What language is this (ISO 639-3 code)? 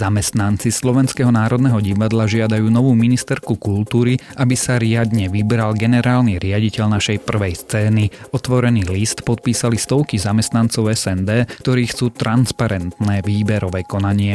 slk